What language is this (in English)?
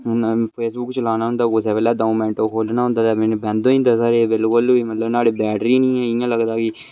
Dogri